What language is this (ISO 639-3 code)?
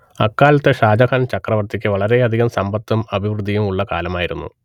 mal